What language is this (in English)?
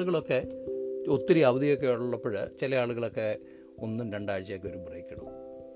Malayalam